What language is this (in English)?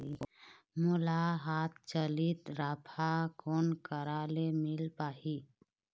Chhattisgarhi